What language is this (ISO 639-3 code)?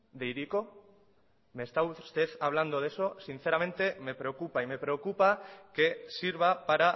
spa